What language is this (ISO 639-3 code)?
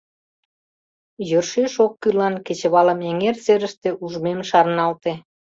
chm